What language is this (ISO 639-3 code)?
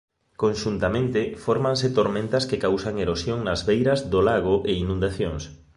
glg